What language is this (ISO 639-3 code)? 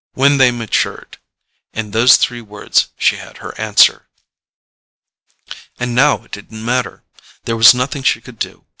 eng